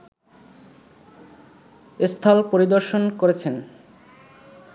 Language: Bangla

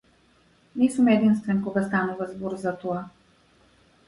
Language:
Macedonian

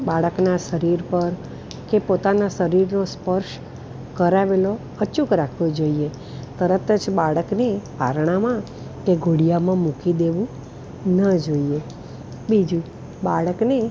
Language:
Gujarati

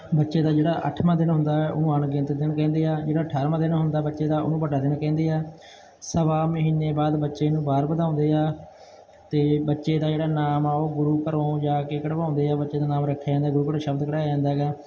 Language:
Punjabi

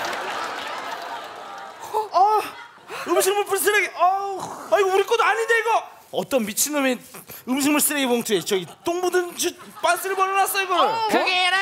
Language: Korean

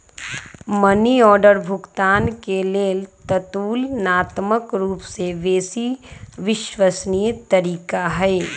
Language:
Magahi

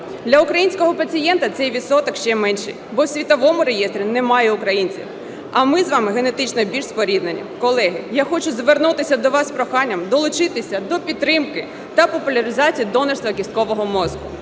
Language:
Ukrainian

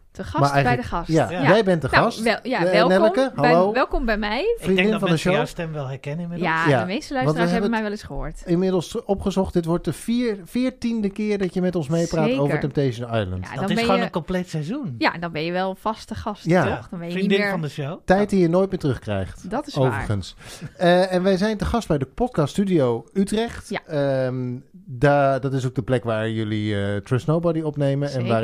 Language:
Dutch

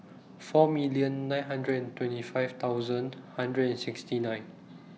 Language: English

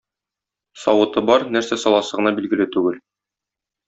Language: Tatar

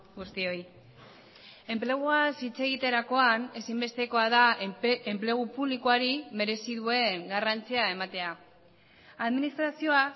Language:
Basque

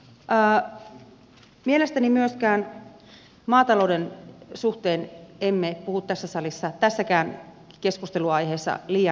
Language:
Finnish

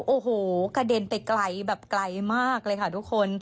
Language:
Thai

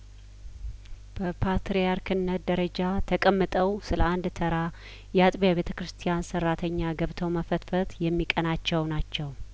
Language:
Amharic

